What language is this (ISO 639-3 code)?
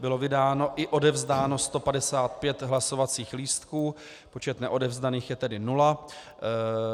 ces